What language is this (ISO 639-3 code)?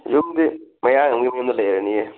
mni